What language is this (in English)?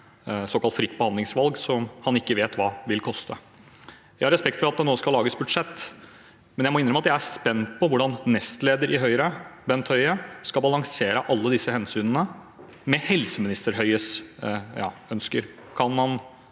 Norwegian